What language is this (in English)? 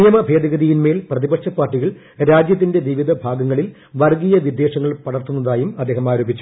Malayalam